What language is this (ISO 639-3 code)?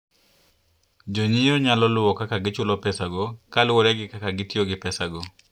luo